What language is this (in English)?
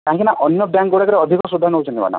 Odia